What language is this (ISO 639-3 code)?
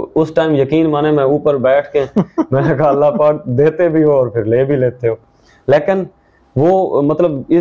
urd